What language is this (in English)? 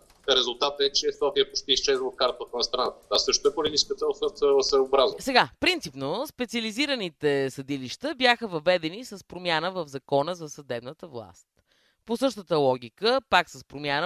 Bulgarian